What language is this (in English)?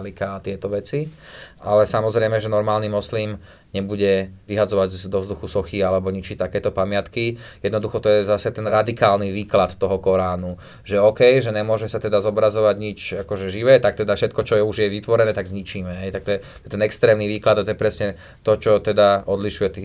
Slovak